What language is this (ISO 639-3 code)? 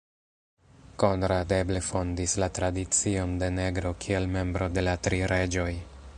epo